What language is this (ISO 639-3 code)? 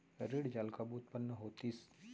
hne